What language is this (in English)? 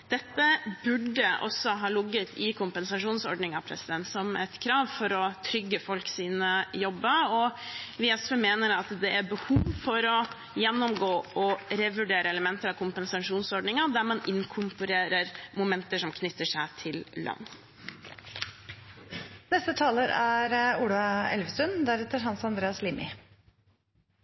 Norwegian Bokmål